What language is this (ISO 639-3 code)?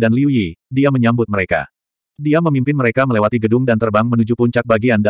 ind